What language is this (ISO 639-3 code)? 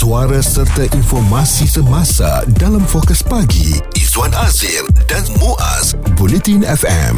msa